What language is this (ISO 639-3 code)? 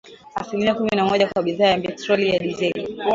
swa